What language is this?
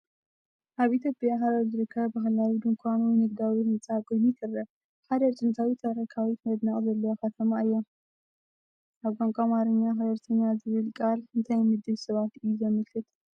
Tigrinya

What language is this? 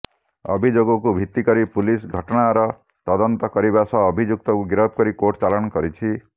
Odia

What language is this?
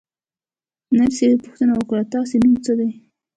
Pashto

